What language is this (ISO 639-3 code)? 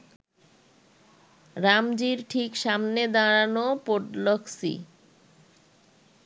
ben